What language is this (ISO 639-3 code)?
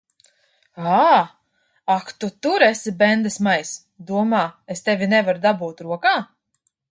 lav